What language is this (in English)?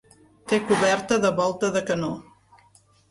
Catalan